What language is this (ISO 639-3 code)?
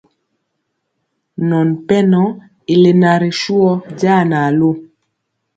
mcx